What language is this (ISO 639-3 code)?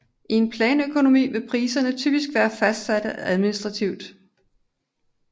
dan